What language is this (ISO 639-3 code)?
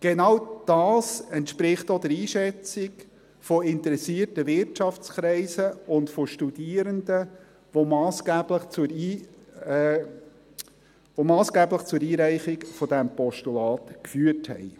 gsw